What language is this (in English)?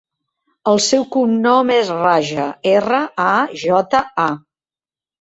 Catalan